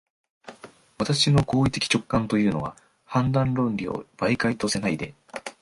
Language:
Japanese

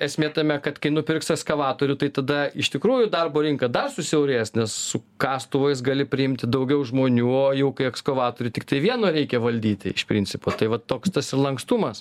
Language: Lithuanian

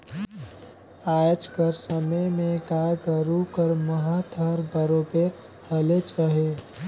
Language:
Chhattisgarhi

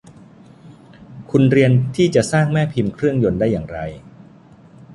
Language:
Thai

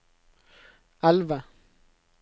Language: Norwegian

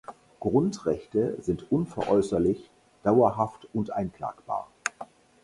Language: German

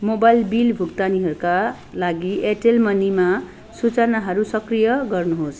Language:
Nepali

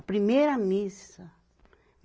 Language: Portuguese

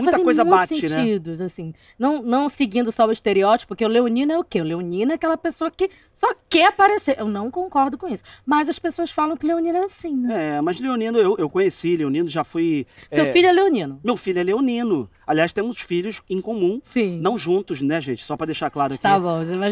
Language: Portuguese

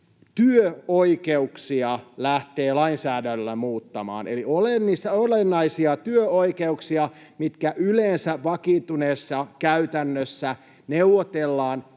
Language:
Finnish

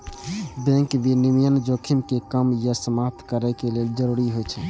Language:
Maithili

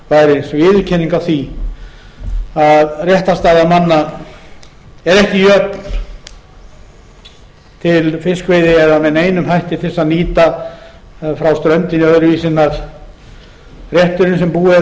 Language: Icelandic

